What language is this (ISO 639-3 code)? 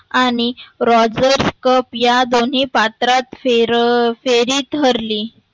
mar